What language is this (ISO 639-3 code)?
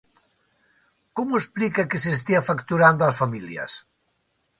glg